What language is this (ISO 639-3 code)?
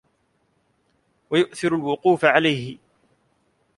ara